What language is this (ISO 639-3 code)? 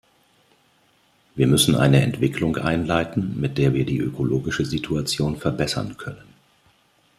deu